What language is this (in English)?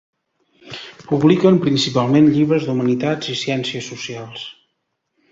Catalan